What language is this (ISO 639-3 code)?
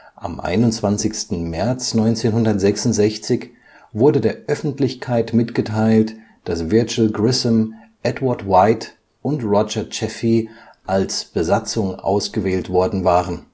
deu